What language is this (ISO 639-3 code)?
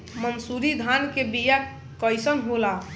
bho